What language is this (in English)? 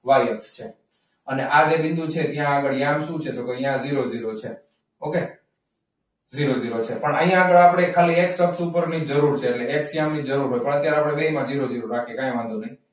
Gujarati